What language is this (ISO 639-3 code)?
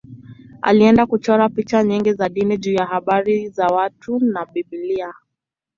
swa